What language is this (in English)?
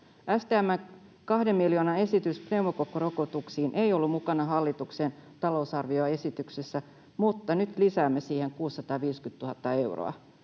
Finnish